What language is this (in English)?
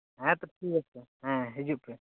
Santali